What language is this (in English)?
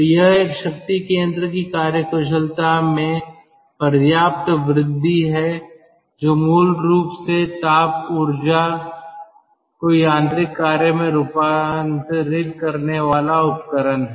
Hindi